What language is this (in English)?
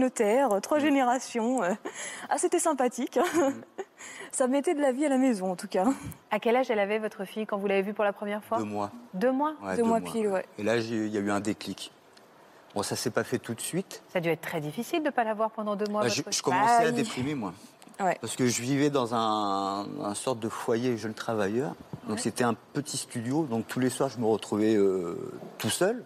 French